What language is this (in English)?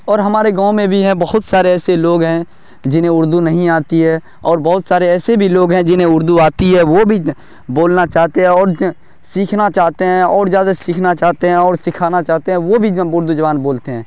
Urdu